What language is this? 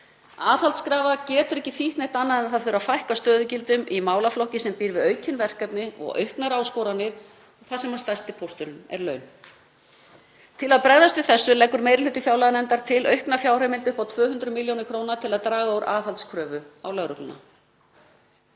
Icelandic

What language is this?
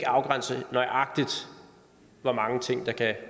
Danish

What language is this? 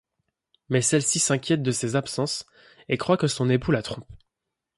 French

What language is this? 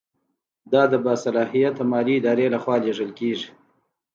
Pashto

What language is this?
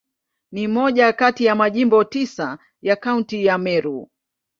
Swahili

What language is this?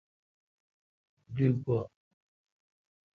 Kalkoti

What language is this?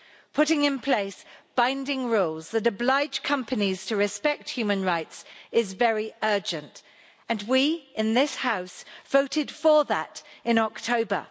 English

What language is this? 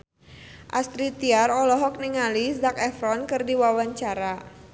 Sundanese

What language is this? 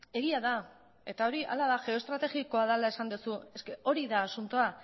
Basque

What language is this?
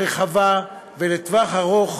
Hebrew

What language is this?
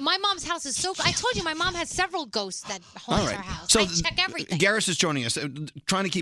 English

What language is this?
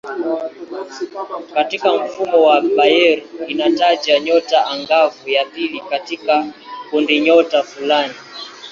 Swahili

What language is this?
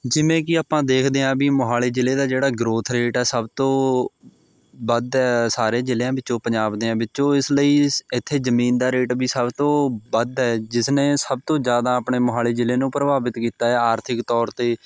Punjabi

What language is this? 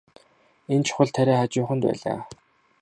Mongolian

